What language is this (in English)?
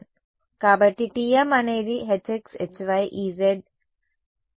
Telugu